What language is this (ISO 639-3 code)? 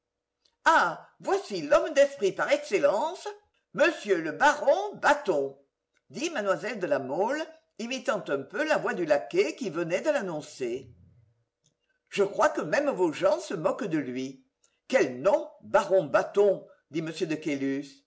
fra